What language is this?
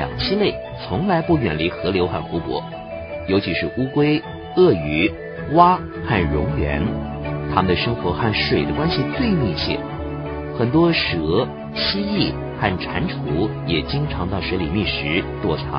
Chinese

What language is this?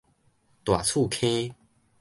Min Nan Chinese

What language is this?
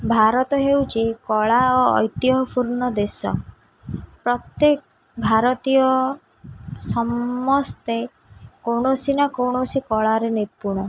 Odia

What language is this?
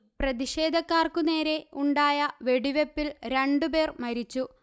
Malayalam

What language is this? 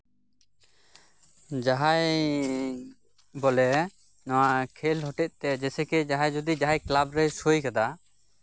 Santali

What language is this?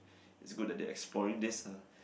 English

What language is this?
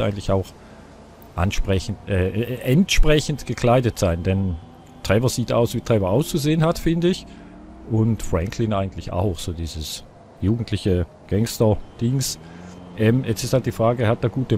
German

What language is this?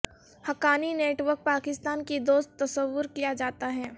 Urdu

